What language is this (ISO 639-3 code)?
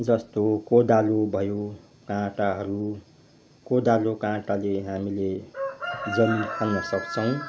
nep